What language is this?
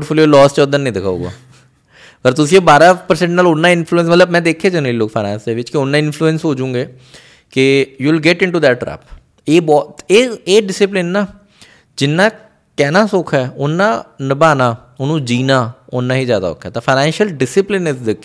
Punjabi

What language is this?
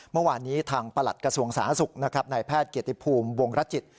Thai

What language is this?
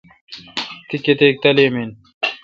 Kalkoti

